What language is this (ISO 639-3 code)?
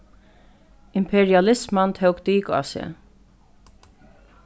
fao